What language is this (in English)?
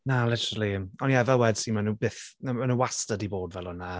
Welsh